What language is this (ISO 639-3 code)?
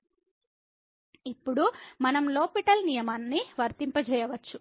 tel